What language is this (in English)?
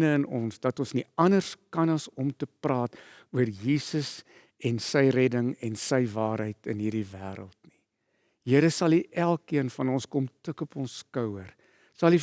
Dutch